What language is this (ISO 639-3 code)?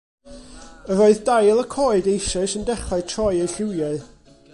cym